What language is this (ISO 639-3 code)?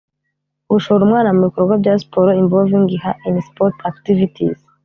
kin